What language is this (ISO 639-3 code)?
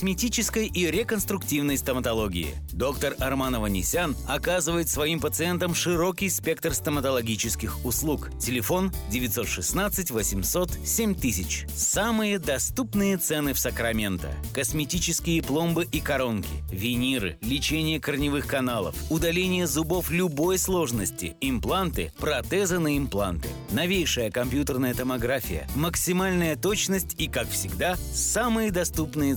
rus